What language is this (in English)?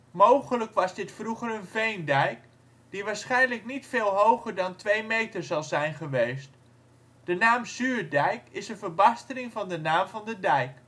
Dutch